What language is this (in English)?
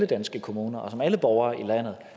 Danish